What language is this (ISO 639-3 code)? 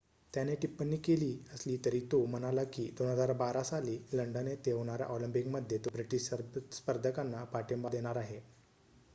mar